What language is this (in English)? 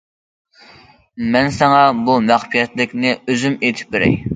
Uyghur